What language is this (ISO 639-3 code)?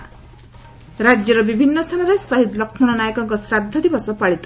ori